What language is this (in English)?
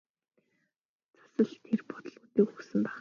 Mongolian